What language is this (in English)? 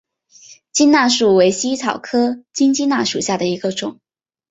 Chinese